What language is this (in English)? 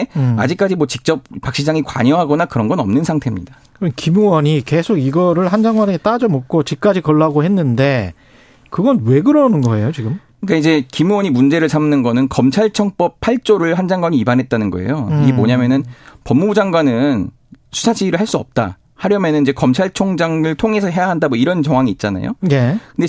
Korean